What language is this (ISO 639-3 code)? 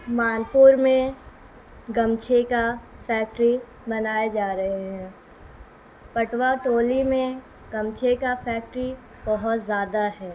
urd